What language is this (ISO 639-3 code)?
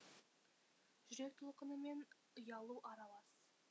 kaz